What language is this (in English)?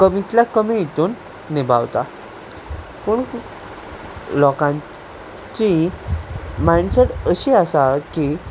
Konkani